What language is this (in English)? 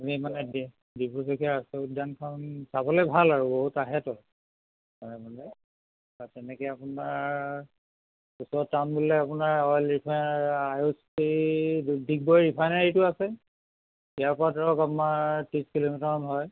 Assamese